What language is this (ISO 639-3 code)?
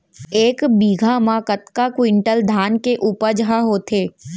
hne